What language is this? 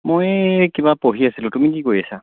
Assamese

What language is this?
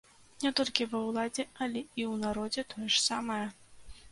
Belarusian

